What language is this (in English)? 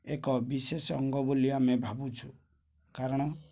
Odia